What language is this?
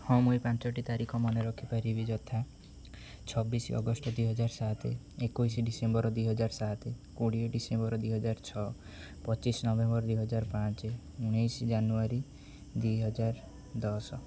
Odia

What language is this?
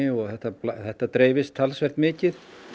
Icelandic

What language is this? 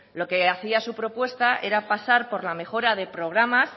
Spanish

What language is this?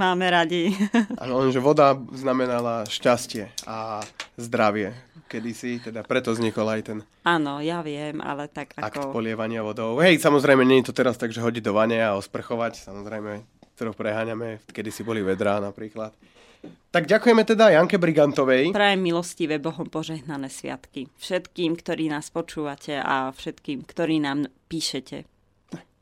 Slovak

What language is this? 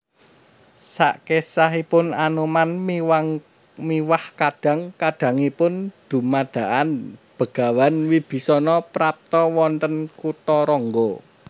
Javanese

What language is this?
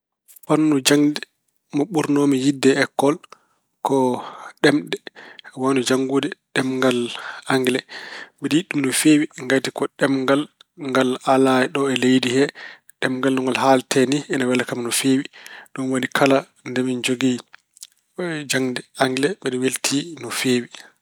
Fula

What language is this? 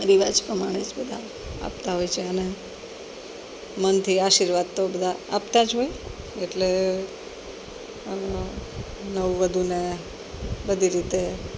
Gujarati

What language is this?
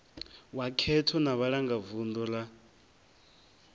Venda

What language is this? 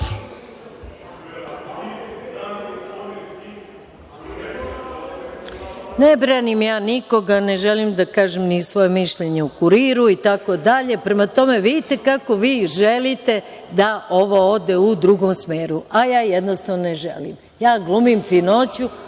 Serbian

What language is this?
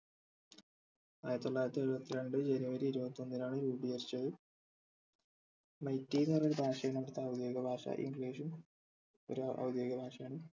Malayalam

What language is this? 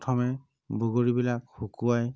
Assamese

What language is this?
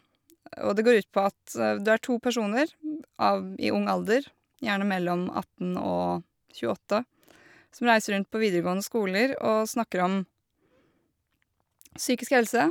Norwegian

